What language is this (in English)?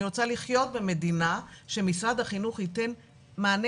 Hebrew